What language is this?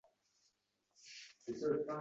Uzbek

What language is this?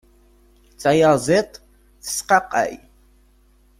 Kabyle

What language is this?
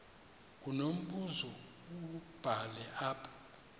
Xhosa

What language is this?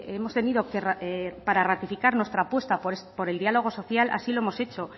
Spanish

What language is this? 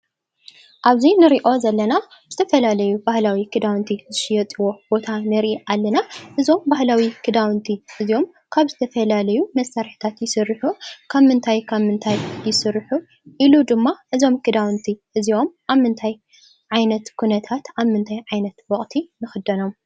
Tigrinya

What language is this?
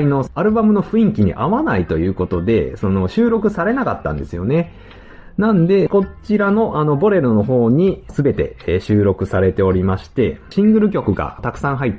Japanese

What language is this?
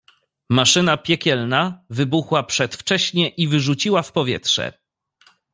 Polish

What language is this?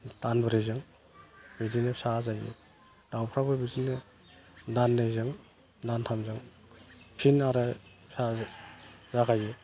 Bodo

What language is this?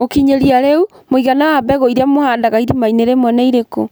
Kikuyu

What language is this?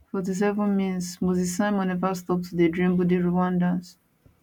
Nigerian Pidgin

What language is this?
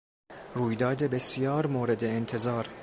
Persian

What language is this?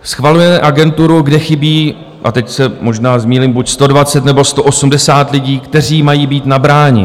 Czech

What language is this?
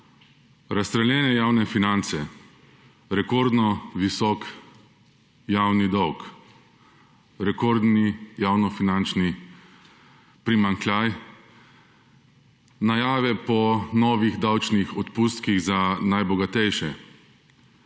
Slovenian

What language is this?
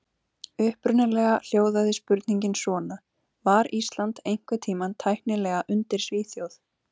Icelandic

